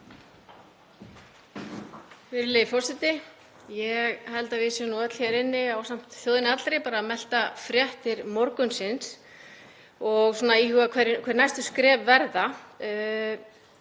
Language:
Icelandic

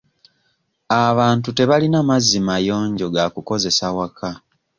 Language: Ganda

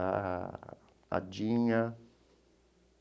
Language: Portuguese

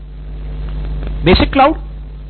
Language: Hindi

